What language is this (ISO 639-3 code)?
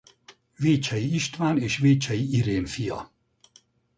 hun